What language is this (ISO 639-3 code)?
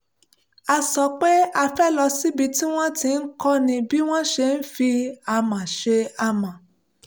yor